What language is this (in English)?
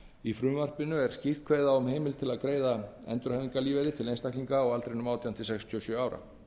Icelandic